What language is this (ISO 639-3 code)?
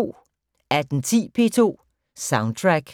dan